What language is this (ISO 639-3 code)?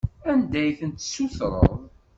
kab